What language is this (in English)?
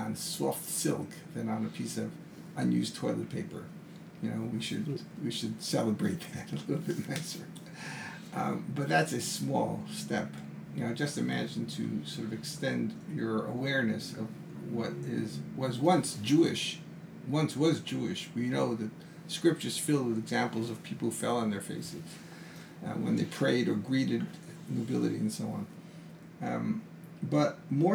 English